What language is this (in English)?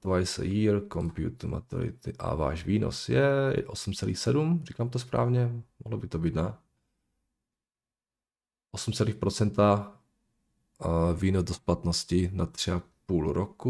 Czech